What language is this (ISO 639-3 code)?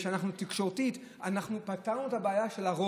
heb